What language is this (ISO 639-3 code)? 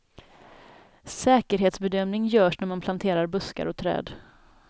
swe